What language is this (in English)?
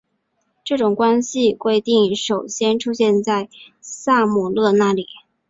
Chinese